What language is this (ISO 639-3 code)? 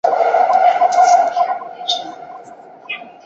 zho